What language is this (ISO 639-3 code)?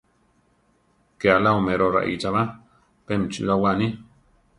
tar